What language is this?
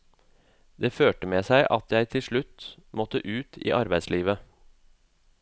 Norwegian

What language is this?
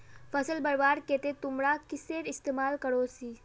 Magahi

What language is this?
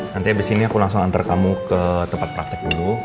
Indonesian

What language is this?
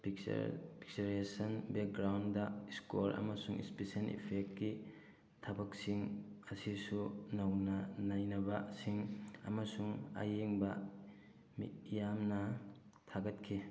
Manipuri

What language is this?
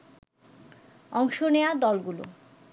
Bangla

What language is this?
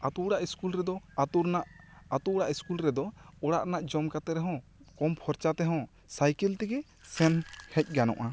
Santali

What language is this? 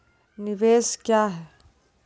Maithili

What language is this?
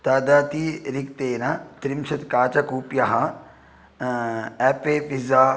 Sanskrit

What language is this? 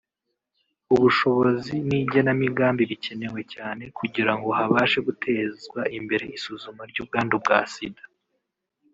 Kinyarwanda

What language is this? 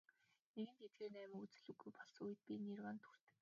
Mongolian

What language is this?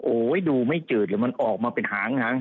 Thai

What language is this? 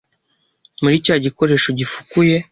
Kinyarwanda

